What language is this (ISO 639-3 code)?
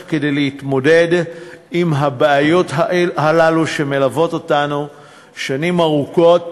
heb